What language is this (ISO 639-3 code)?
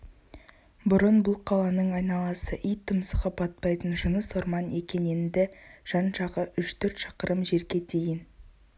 kaz